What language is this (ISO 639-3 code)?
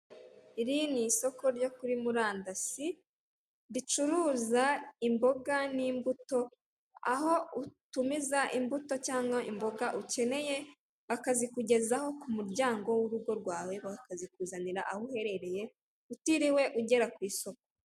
kin